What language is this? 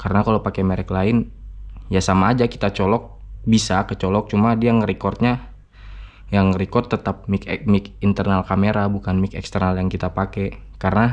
Indonesian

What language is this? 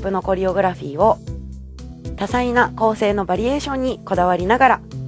Japanese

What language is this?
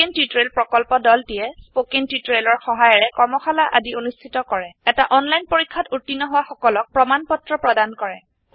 Assamese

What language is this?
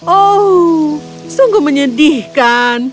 Indonesian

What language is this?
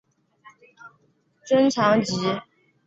Chinese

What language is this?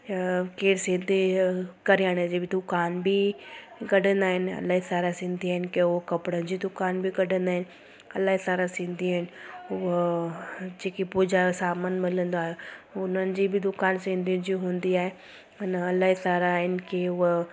Sindhi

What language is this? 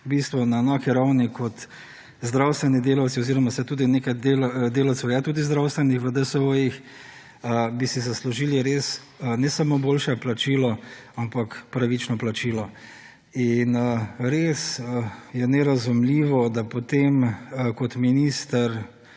Slovenian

